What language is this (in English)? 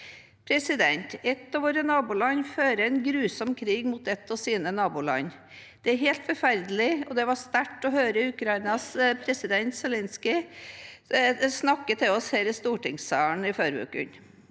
Norwegian